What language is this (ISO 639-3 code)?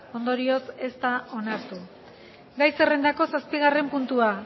eus